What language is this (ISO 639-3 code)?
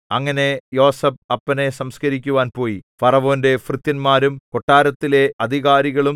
mal